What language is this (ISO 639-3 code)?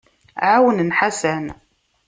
kab